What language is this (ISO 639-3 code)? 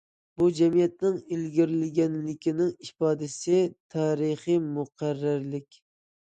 uig